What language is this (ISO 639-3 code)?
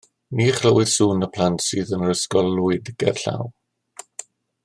cym